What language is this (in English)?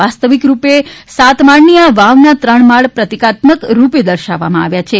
Gujarati